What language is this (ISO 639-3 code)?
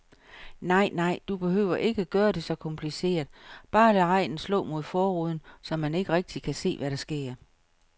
dan